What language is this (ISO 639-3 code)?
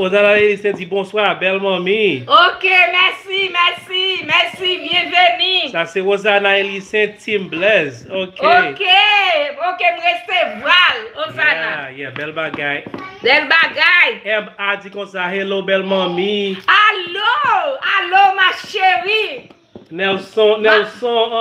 fra